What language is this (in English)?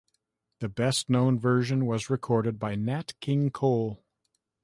English